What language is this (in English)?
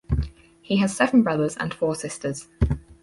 English